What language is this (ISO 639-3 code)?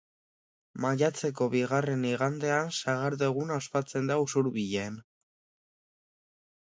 eus